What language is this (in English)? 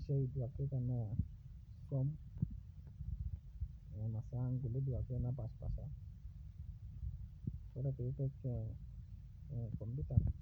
Masai